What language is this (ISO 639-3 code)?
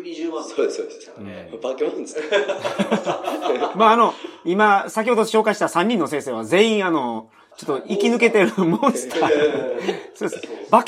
jpn